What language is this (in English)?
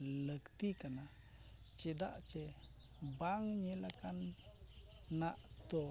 Santali